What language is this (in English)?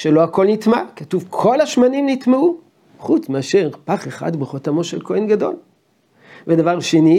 Hebrew